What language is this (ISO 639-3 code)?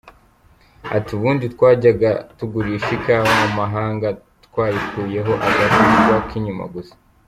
kin